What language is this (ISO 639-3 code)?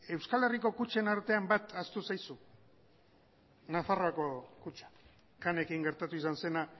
eus